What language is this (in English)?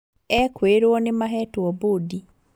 Kikuyu